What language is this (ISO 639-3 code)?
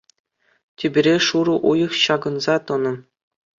chv